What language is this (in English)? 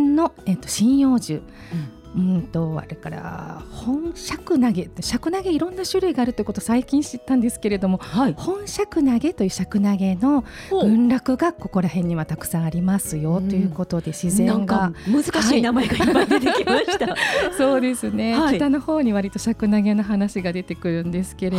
Japanese